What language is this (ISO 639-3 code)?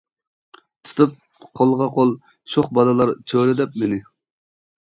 uig